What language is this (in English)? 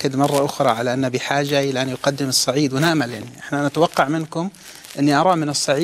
Arabic